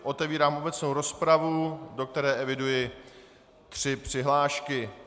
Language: Czech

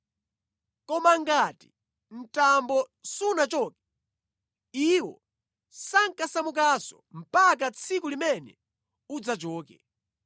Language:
Nyanja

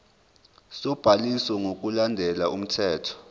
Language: Zulu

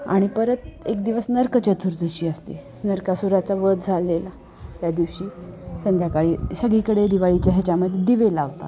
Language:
Marathi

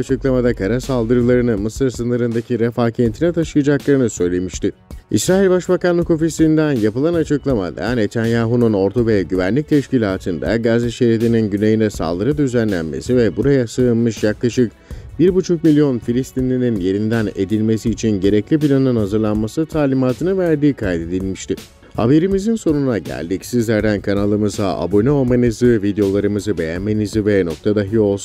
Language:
Turkish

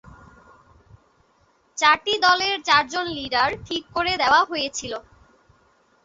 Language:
Bangla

